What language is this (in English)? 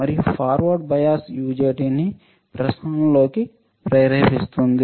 Telugu